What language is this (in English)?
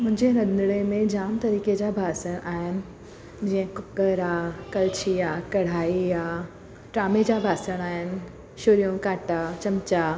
Sindhi